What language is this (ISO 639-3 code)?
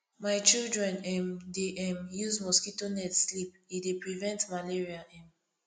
pcm